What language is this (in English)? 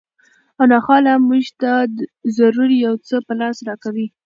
Pashto